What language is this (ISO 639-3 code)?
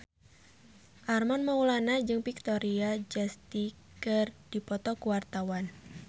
sun